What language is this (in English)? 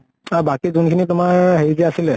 Assamese